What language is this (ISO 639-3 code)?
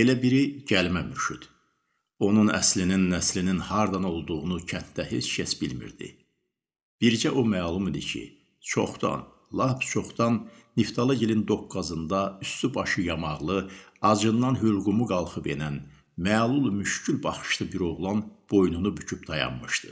tur